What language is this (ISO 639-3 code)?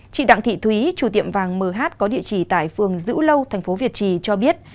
vie